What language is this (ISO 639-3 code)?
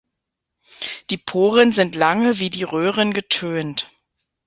deu